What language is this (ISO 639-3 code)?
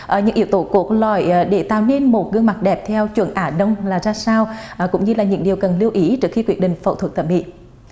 vie